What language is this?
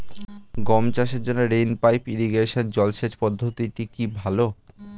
Bangla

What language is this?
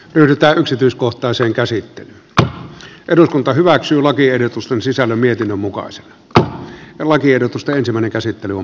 Finnish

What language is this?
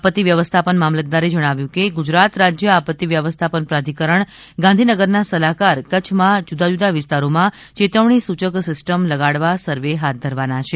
Gujarati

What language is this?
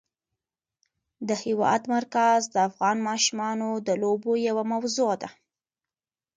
Pashto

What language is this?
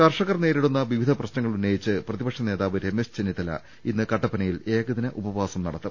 Malayalam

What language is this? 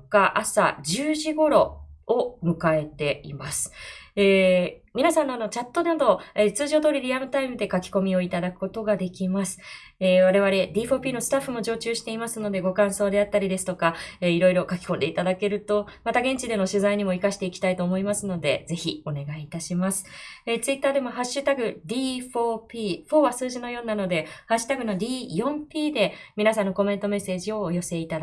Japanese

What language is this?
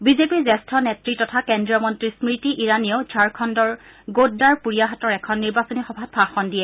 Assamese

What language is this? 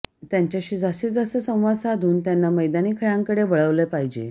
Marathi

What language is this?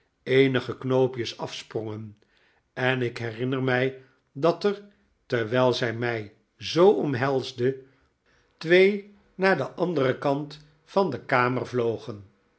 Dutch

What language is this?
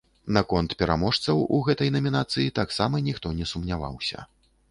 Belarusian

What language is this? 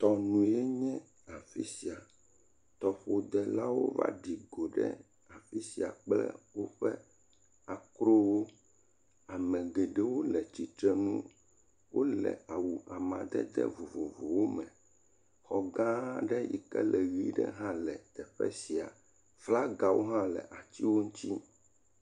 Ewe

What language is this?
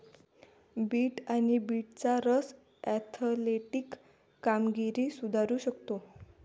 Marathi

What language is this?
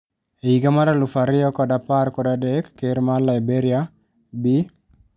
Luo (Kenya and Tanzania)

